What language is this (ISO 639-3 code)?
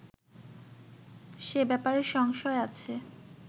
ben